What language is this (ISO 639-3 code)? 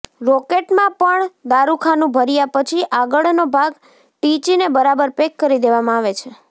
guj